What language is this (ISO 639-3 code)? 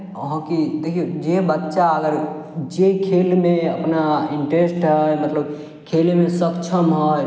mai